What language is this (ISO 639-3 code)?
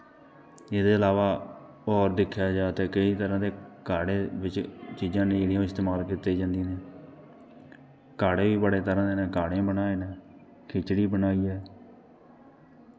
doi